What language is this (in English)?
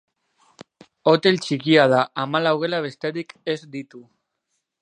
Basque